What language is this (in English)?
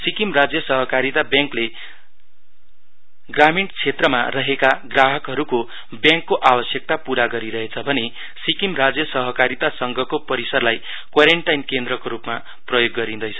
Nepali